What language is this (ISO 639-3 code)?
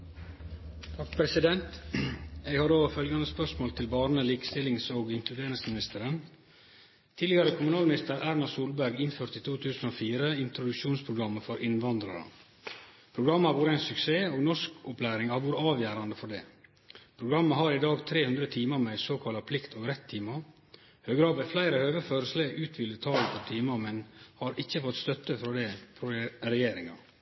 nno